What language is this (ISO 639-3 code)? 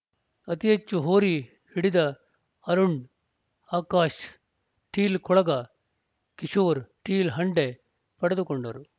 kan